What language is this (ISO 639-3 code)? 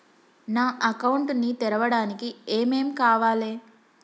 tel